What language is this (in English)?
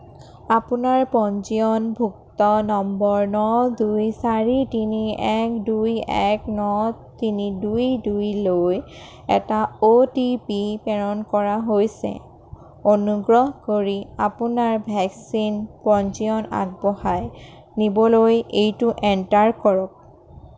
Assamese